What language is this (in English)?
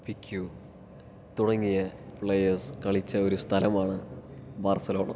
Malayalam